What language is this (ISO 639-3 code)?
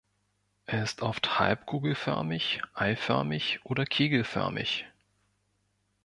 deu